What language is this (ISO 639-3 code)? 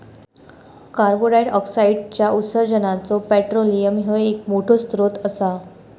mar